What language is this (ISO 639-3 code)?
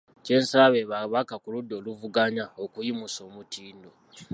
lug